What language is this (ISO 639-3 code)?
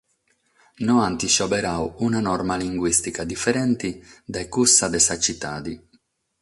srd